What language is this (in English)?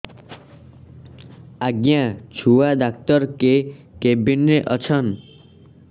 Odia